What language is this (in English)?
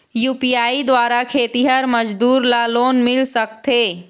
Chhattisgarhi